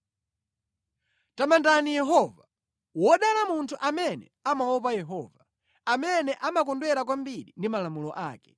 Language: Nyanja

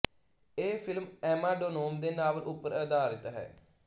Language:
Punjabi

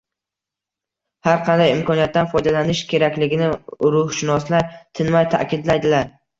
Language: Uzbek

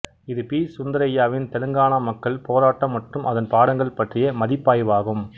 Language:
Tamil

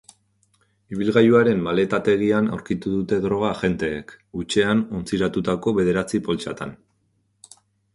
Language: Basque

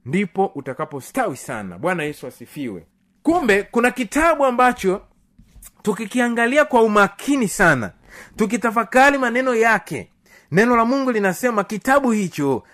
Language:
Swahili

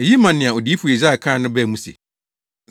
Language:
Akan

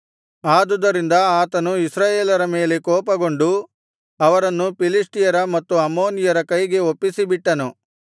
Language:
Kannada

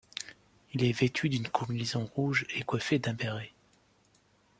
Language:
French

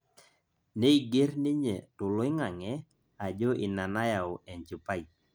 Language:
Masai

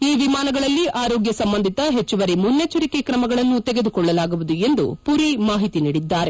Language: Kannada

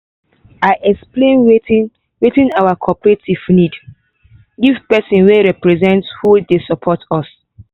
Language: Nigerian Pidgin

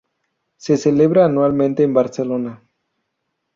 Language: Spanish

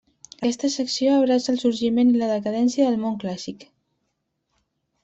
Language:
Catalan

